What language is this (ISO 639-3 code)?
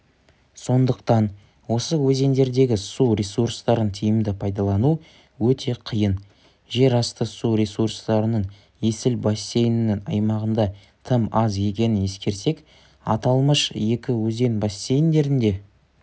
kaz